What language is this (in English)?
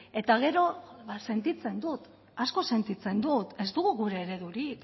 Basque